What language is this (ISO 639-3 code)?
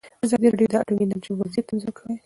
pus